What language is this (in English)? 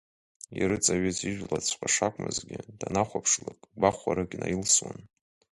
Abkhazian